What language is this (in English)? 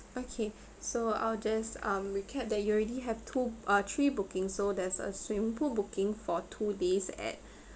English